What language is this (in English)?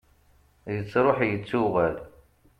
Kabyle